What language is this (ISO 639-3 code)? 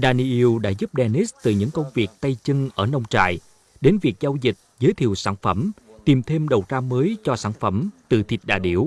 vie